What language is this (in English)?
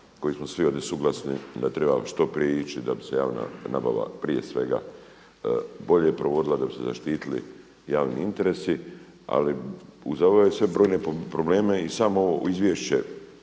Croatian